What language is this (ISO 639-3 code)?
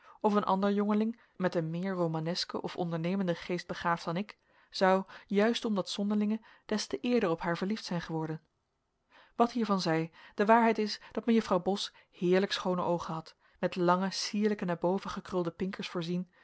nld